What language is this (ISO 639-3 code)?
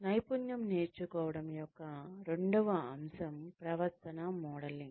tel